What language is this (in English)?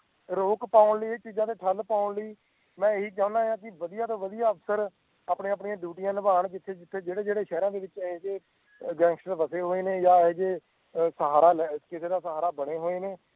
Punjabi